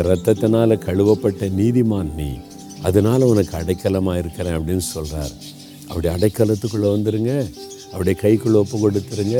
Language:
Tamil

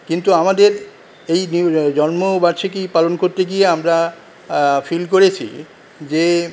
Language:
Bangla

